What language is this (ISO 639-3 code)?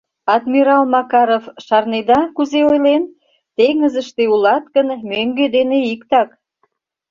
chm